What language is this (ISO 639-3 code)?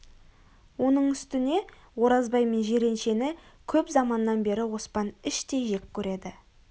kaz